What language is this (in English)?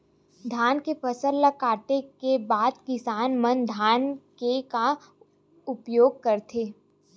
Chhattisgarhi